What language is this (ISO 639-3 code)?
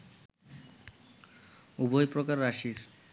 ben